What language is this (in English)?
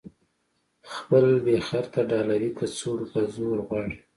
Pashto